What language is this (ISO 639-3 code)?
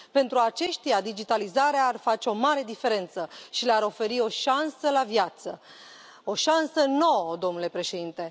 ron